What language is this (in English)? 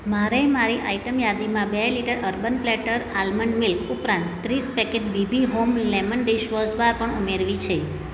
Gujarati